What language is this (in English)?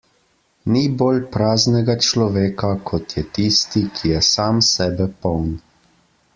Slovenian